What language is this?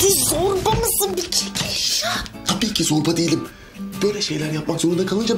Turkish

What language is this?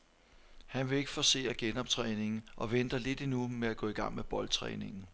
Danish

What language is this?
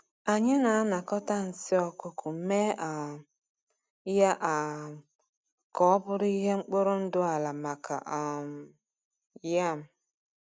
Igbo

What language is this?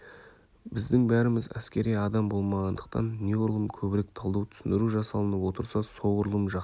Kazakh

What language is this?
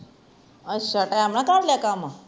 Punjabi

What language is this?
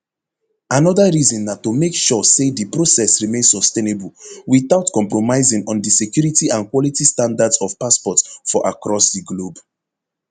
Nigerian Pidgin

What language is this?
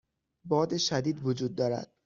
Persian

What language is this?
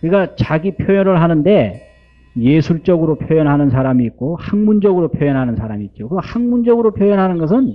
Korean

